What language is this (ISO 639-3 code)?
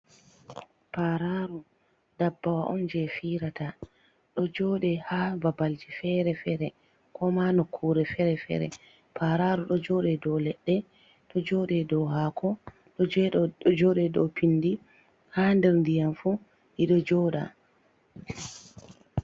ful